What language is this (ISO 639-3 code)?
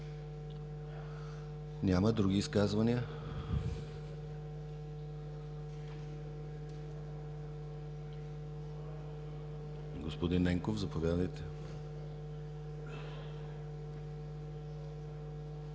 bul